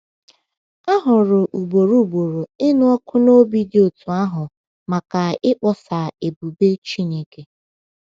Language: Igbo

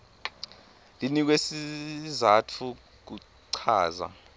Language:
Swati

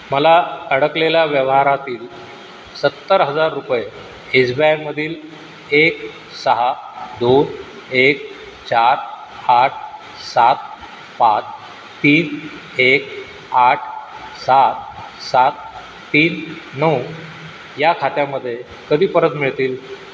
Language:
Marathi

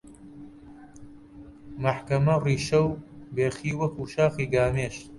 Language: Central Kurdish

